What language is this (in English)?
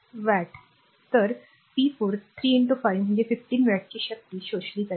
Marathi